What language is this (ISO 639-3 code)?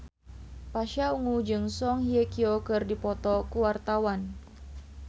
sun